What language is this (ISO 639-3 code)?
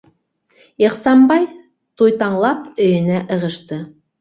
bak